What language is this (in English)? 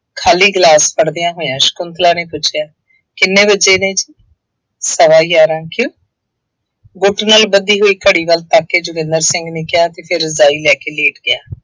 Punjabi